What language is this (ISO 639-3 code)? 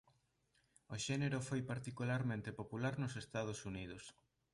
glg